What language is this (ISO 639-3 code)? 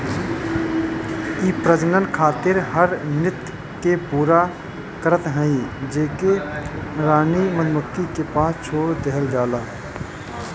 bho